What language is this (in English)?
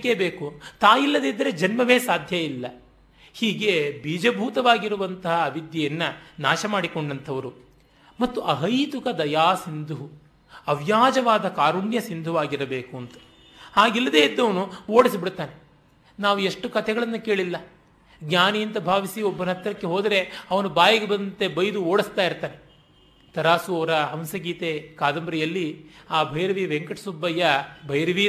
Kannada